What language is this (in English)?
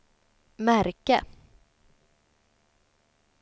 Swedish